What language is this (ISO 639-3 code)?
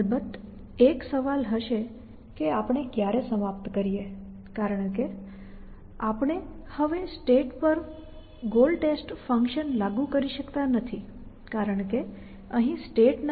guj